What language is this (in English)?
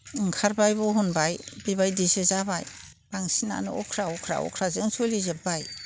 Bodo